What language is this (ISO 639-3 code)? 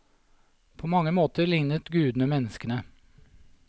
nor